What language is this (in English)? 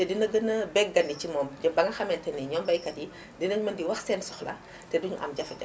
Wolof